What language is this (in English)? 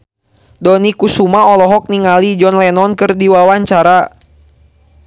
Sundanese